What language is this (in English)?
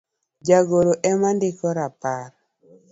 Luo (Kenya and Tanzania)